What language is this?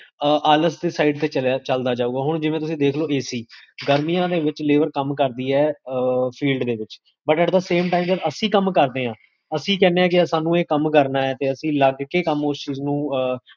Punjabi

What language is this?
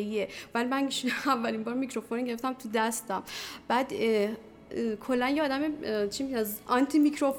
Persian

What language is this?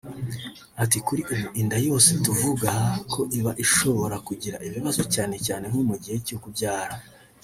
Kinyarwanda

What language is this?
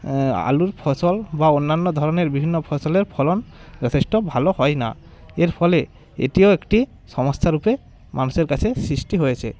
Bangla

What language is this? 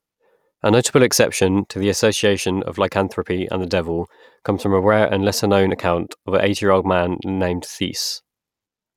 English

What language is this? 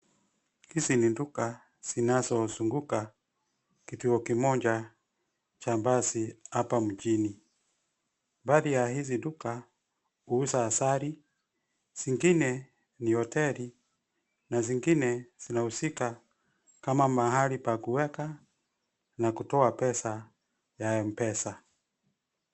Swahili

